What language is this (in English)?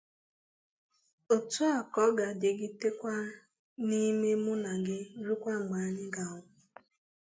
Igbo